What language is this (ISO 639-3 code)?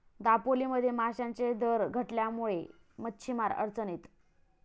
mar